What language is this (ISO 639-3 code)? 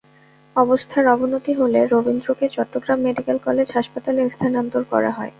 ben